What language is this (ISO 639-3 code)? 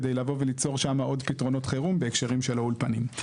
heb